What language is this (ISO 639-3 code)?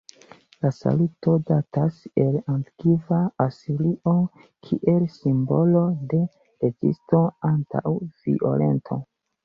epo